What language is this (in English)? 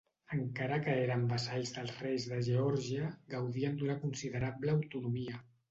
Catalan